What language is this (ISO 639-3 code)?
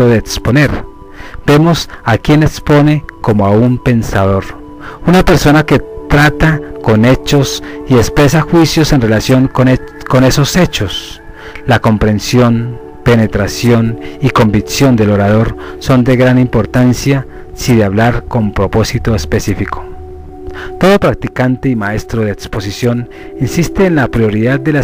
spa